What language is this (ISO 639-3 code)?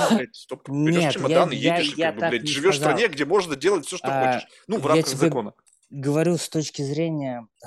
rus